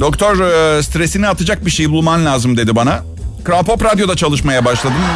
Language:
Turkish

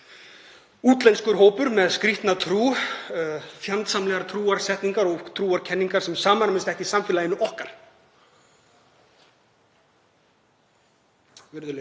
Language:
Icelandic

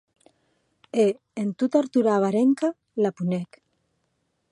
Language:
Occitan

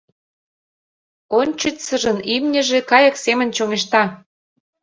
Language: Mari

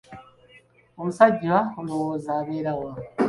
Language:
Ganda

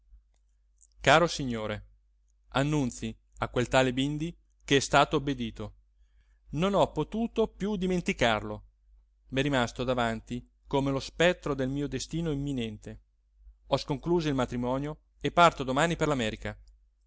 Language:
Italian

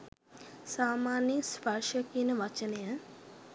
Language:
Sinhala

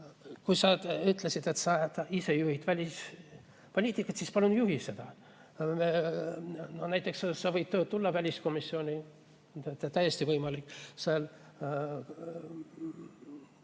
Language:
Estonian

